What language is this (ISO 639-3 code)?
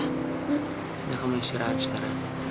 ind